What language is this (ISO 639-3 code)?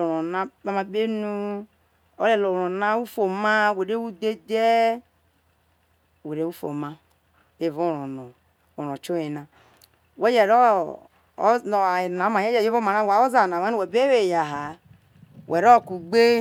iso